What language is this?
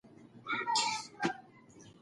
Pashto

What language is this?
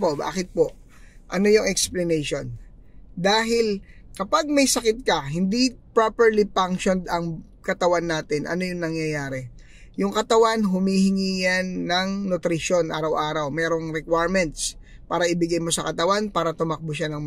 Filipino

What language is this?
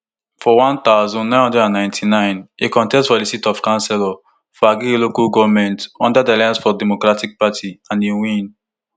Nigerian Pidgin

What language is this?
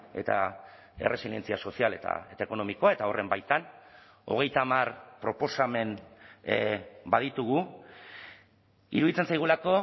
Basque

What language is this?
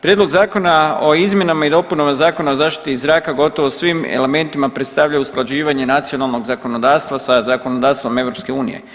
Croatian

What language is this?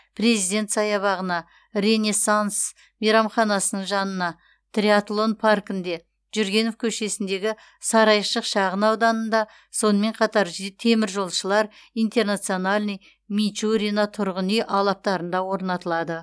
Kazakh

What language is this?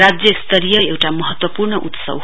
Nepali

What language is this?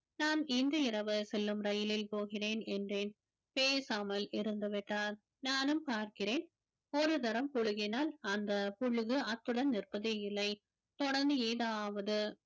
Tamil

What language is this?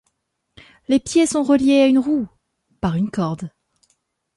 French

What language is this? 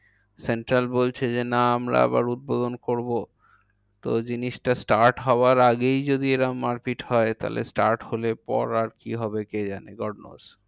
Bangla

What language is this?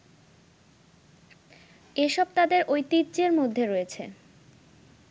Bangla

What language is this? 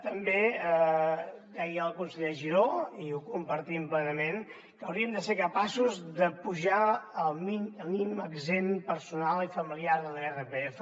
Catalan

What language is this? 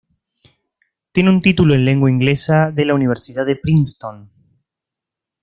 Spanish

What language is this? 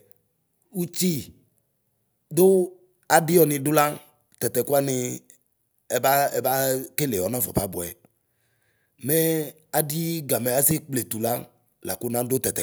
Ikposo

